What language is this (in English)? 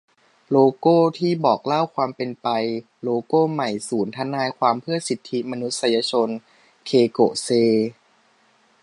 Thai